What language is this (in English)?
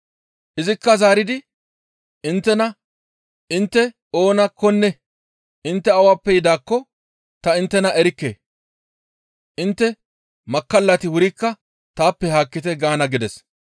Gamo